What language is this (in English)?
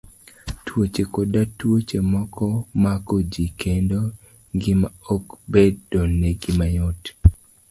Luo (Kenya and Tanzania)